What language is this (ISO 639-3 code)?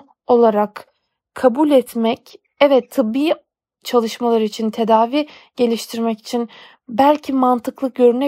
tur